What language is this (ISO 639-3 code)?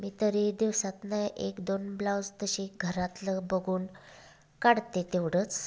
mar